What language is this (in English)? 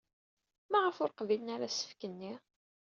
Kabyle